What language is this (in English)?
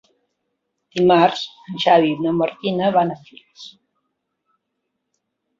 Catalan